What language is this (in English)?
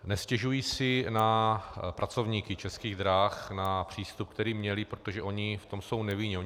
Czech